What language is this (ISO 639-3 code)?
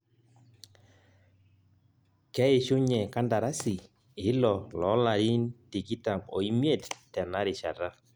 mas